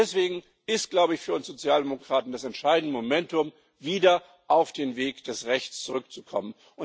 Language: German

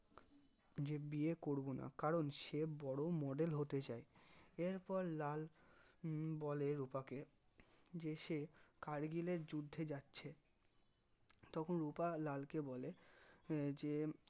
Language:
Bangla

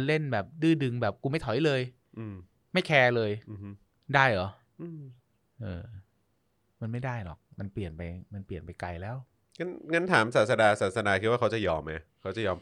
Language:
Thai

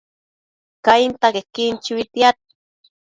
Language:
Matsés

